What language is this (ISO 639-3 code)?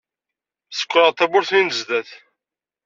kab